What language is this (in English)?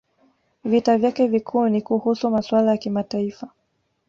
Swahili